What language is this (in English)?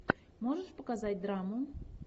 Russian